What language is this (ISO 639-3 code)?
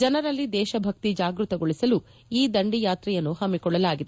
kan